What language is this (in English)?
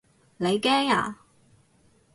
Cantonese